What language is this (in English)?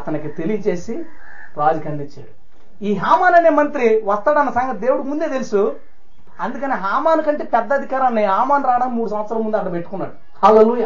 Telugu